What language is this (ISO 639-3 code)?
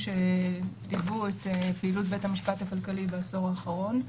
heb